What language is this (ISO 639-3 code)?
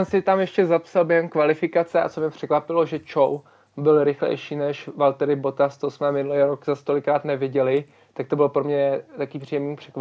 ces